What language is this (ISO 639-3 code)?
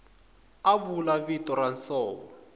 tso